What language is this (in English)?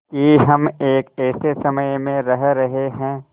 Hindi